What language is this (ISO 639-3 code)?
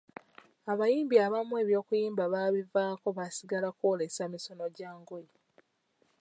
lug